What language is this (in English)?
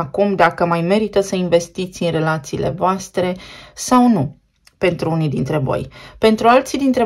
Romanian